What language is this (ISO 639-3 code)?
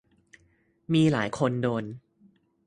tha